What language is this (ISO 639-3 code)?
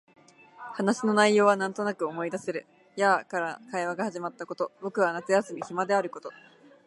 jpn